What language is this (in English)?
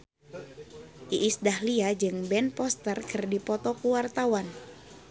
Sundanese